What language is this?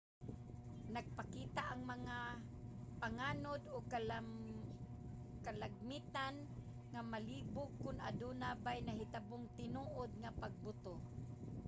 Cebuano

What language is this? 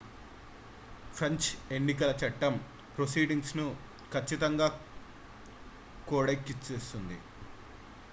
Telugu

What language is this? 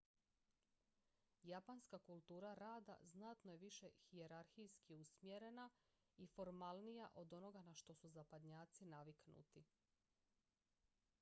Croatian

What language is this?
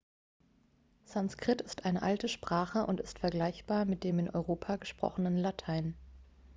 German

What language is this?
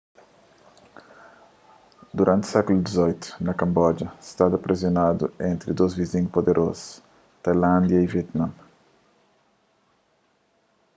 Kabuverdianu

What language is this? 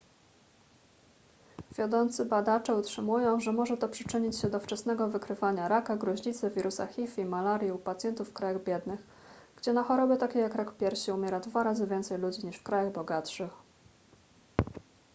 Polish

